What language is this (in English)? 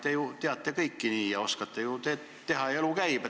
Estonian